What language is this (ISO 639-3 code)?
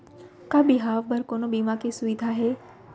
hne